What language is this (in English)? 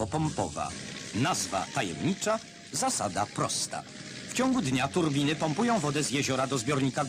Polish